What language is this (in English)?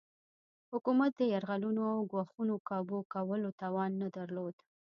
Pashto